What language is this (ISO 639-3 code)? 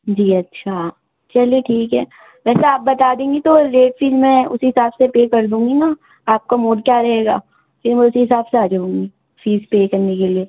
urd